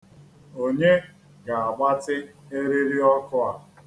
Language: Igbo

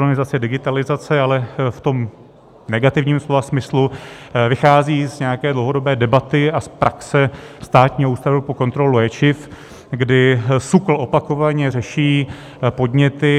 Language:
Czech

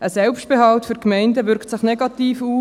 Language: Swiss German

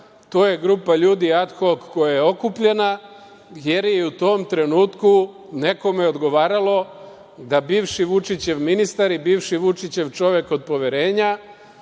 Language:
Serbian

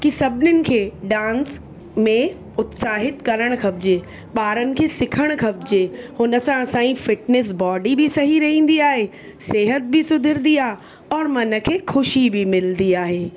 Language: Sindhi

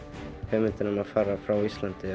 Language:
Icelandic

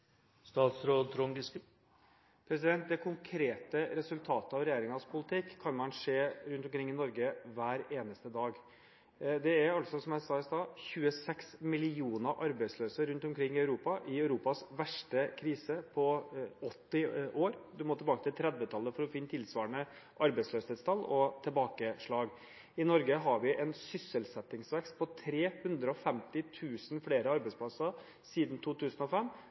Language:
Norwegian Bokmål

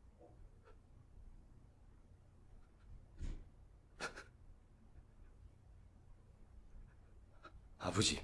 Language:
Korean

